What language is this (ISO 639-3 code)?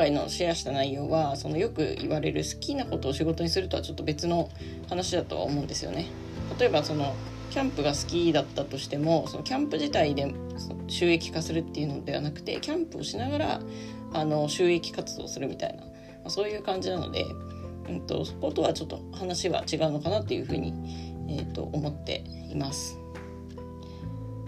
jpn